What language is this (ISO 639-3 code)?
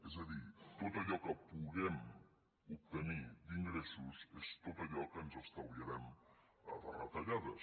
cat